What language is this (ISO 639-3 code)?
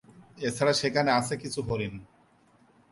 ben